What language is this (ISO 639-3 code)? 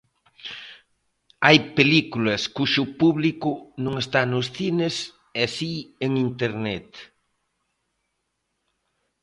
glg